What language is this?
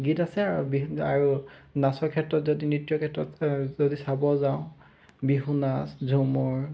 Assamese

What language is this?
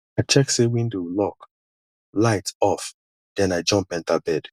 Nigerian Pidgin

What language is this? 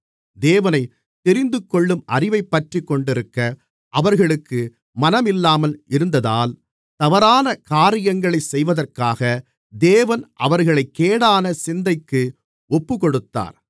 Tamil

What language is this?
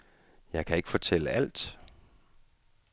Danish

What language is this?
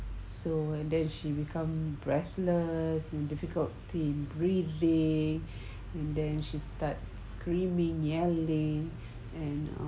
English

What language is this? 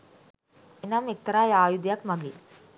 Sinhala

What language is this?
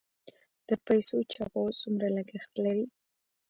Pashto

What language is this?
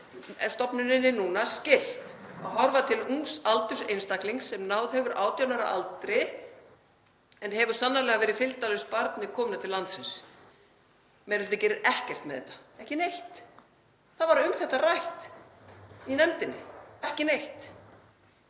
Icelandic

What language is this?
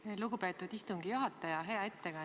Estonian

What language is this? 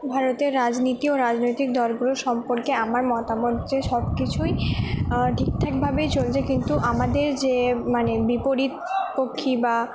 Bangla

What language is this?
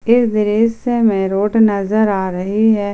Hindi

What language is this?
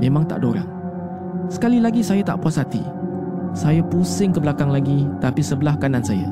Malay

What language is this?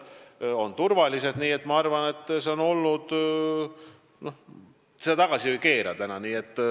Estonian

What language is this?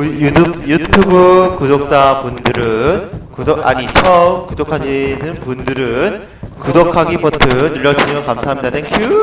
Korean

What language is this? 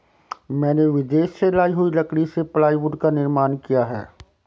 Hindi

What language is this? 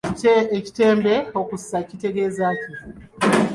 Ganda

